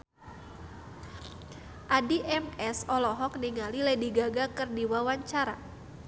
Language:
Sundanese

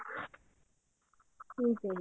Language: Punjabi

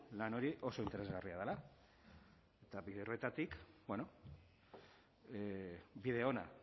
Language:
Basque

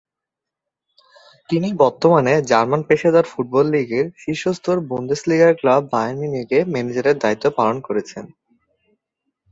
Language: Bangla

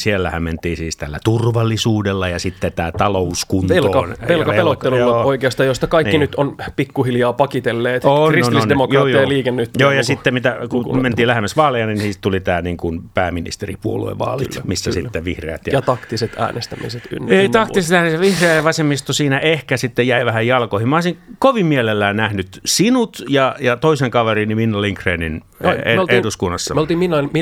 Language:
Finnish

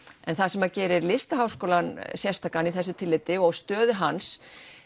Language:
Icelandic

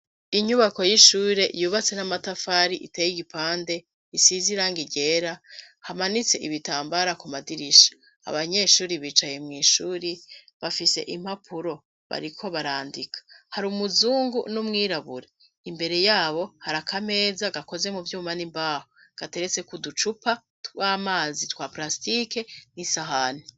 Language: Rundi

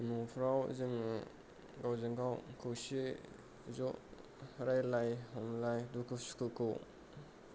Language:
Bodo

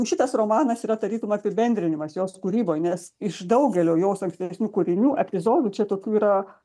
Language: Lithuanian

